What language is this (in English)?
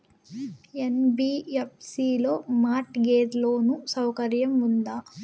Telugu